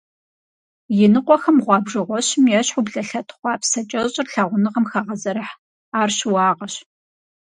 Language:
Kabardian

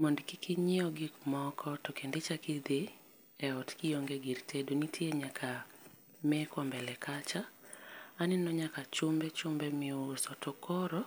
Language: Luo (Kenya and Tanzania)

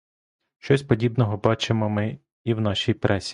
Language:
Ukrainian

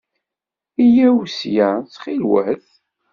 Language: Kabyle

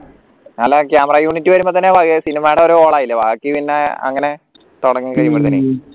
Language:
Malayalam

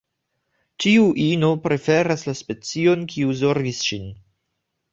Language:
Esperanto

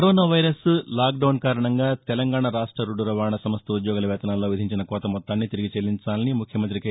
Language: Telugu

